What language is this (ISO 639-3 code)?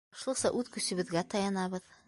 bak